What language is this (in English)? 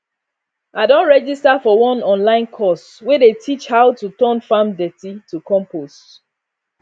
Nigerian Pidgin